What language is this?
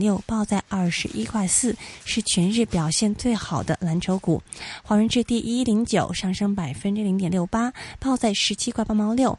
Chinese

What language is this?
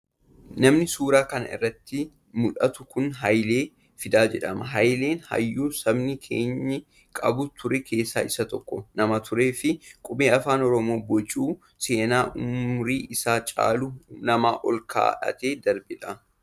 Oromo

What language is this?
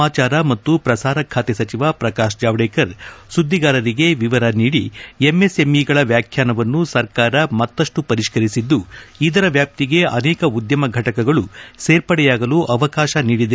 Kannada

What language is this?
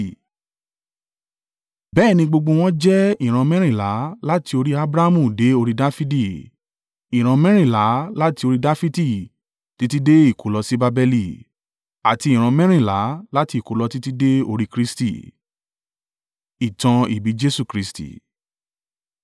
Yoruba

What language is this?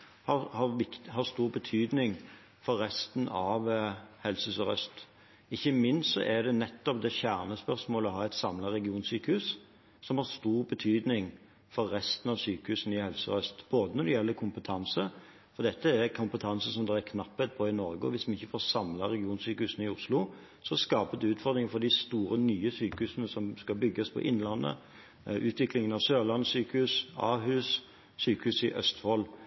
Norwegian Bokmål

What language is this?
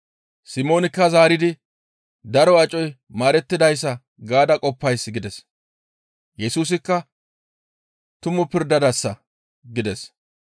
Gamo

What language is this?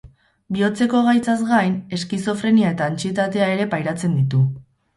Basque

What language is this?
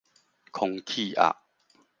Min Nan Chinese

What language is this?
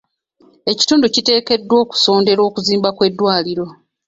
Ganda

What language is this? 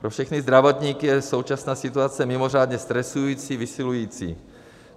Czech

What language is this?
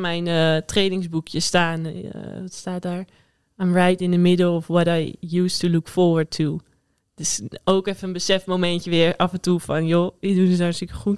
Dutch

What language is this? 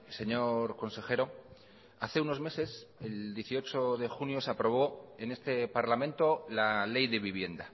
Spanish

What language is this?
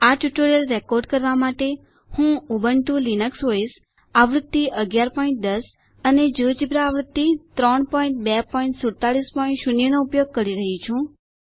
Gujarati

